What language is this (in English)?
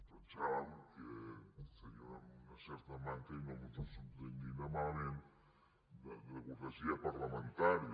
Catalan